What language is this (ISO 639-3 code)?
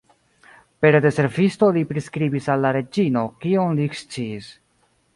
epo